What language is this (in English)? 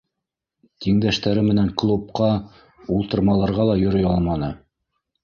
Bashkir